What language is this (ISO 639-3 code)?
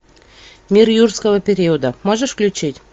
rus